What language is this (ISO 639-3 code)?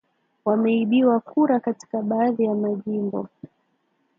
swa